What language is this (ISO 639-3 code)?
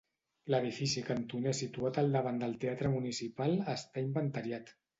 cat